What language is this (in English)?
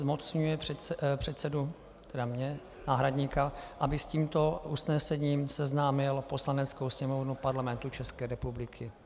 Czech